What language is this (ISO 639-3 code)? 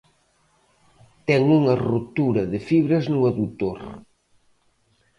glg